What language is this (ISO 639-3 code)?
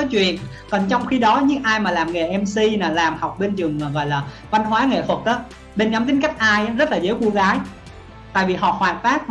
vie